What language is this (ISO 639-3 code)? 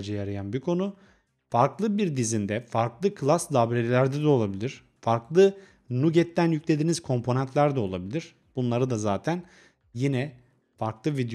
tur